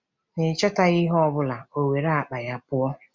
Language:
Igbo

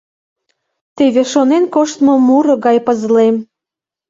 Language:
Mari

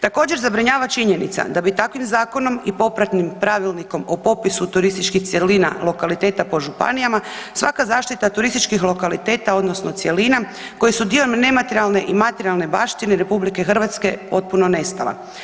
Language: Croatian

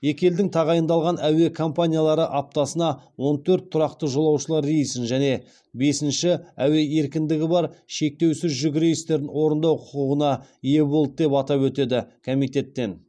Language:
Kazakh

